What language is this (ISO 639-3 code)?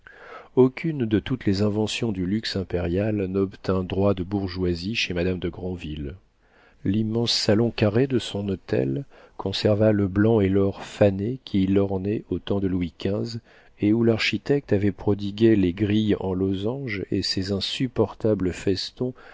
fra